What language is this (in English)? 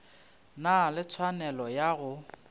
Northern Sotho